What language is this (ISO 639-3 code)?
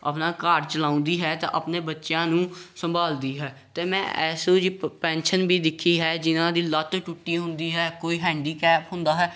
pan